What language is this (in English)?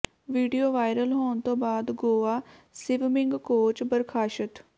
Punjabi